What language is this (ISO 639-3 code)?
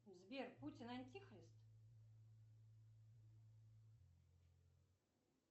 rus